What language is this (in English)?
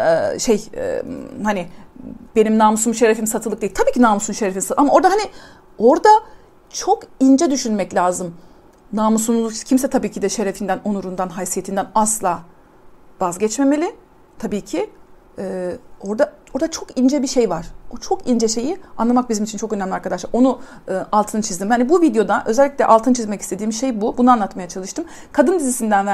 Turkish